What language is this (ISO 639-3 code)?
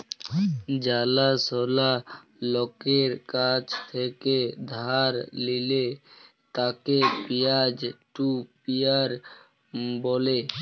ben